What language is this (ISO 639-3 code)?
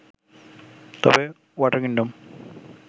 ben